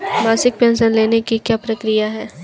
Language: Hindi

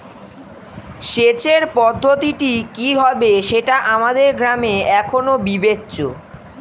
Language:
Bangla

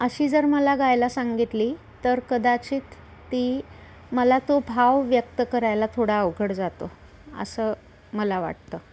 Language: Marathi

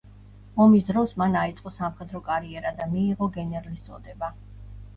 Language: Georgian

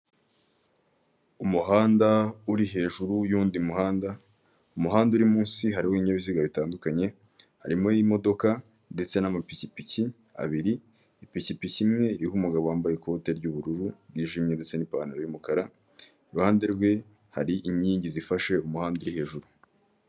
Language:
Kinyarwanda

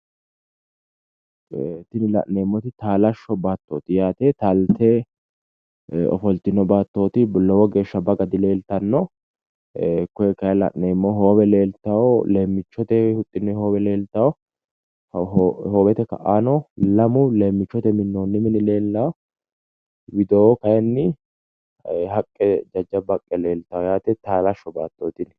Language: Sidamo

